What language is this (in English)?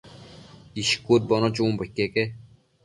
Matsés